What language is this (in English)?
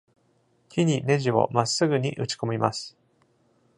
Japanese